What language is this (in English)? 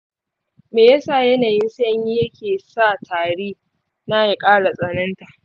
Hausa